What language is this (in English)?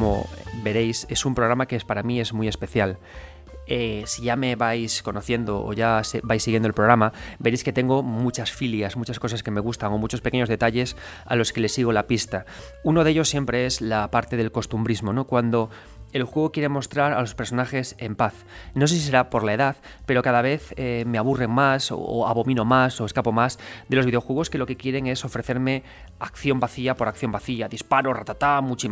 Spanish